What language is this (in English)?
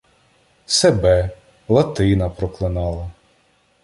Ukrainian